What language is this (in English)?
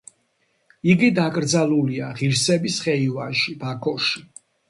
Georgian